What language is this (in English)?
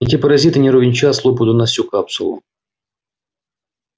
Russian